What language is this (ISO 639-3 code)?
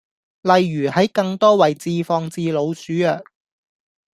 yue